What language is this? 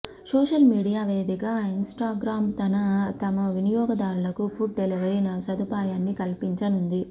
Telugu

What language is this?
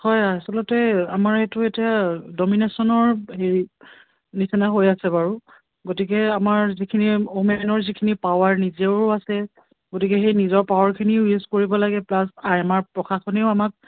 Assamese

